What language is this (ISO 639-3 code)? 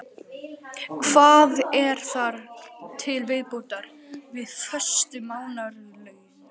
isl